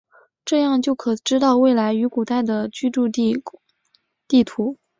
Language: Chinese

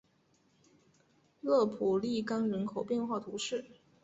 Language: Chinese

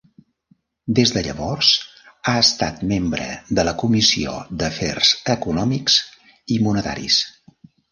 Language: Catalan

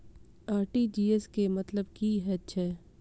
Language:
Maithili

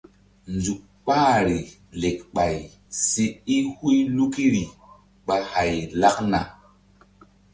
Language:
Mbum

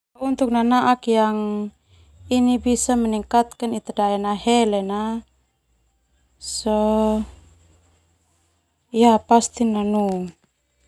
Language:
Termanu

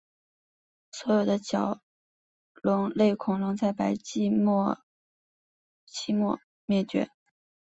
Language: Chinese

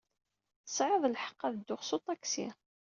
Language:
Kabyle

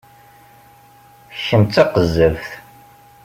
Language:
Kabyle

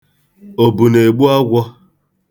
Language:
Igbo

